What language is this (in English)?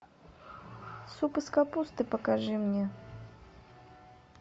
Russian